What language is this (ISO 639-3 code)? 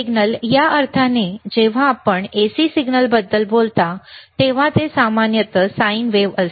mar